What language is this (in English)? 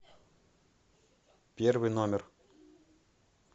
Russian